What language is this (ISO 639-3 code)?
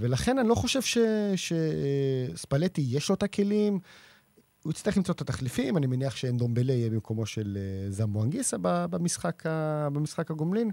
heb